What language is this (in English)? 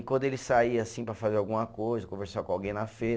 Portuguese